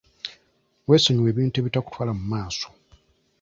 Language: Ganda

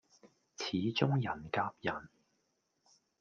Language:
Cantonese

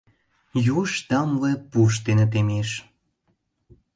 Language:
Mari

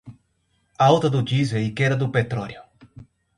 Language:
Portuguese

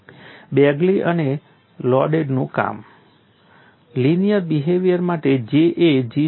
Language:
Gujarati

